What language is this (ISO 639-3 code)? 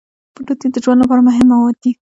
pus